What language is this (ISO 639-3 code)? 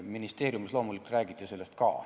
est